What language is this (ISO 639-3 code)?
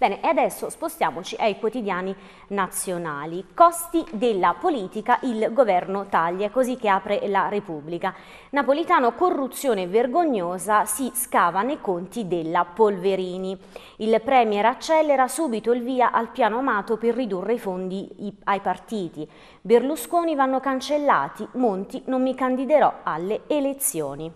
ita